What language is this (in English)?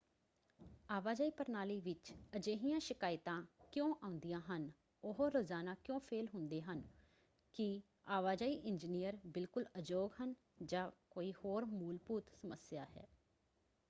Punjabi